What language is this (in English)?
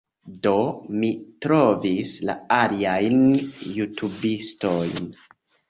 Esperanto